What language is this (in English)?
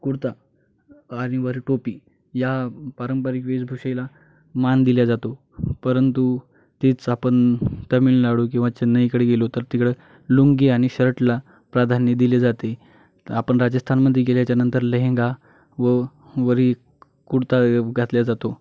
Marathi